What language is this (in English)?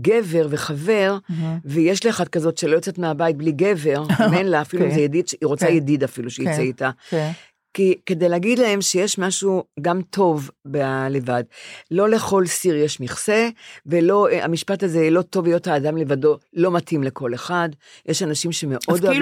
Hebrew